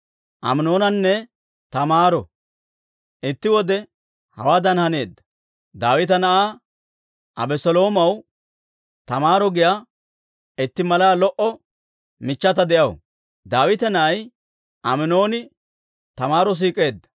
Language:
Dawro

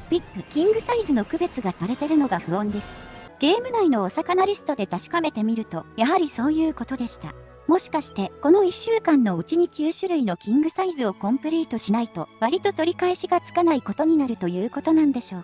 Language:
Japanese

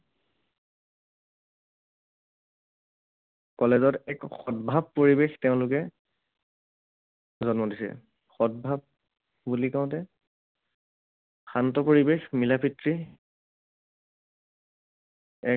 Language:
Assamese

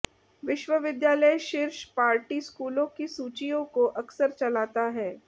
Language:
Hindi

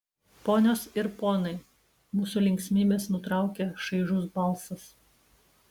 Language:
Lithuanian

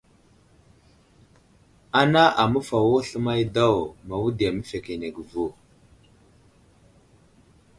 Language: Wuzlam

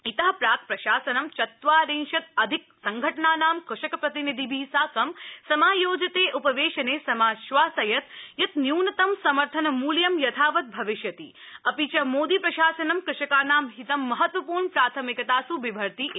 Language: Sanskrit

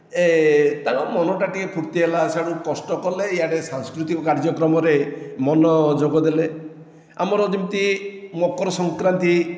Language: Odia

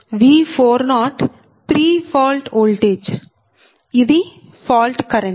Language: Telugu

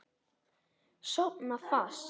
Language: Icelandic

